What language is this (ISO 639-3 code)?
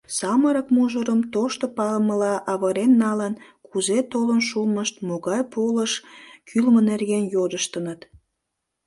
chm